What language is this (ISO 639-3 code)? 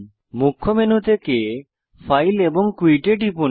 ben